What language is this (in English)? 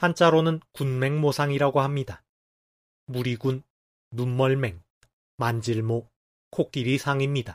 Korean